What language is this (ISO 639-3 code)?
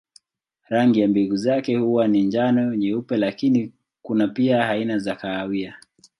swa